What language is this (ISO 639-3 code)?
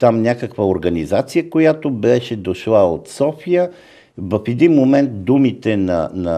bul